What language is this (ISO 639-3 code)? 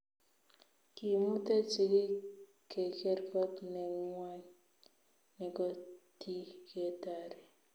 kln